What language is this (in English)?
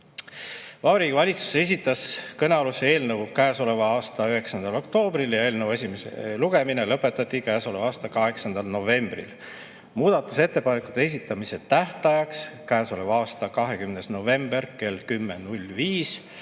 Estonian